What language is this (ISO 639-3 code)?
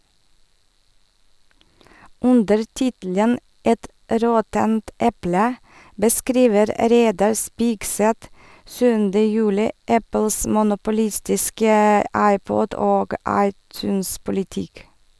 nor